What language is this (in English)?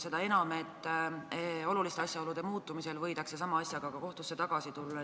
Estonian